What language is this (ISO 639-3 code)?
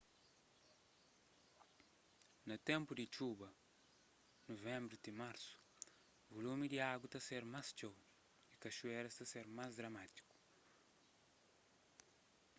kea